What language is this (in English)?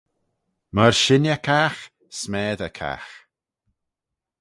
Manx